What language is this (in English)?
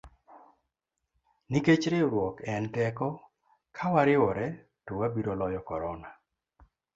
Luo (Kenya and Tanzania)